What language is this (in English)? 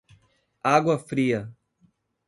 Portuguese